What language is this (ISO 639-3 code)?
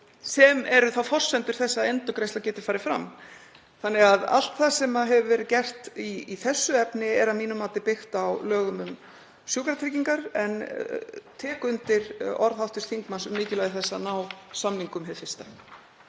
isl